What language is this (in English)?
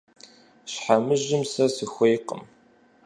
Kabardian